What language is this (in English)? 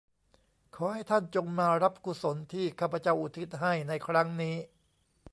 Thai